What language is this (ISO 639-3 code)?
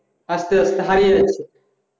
ben